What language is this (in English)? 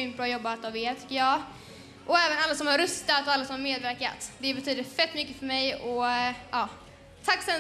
Swedish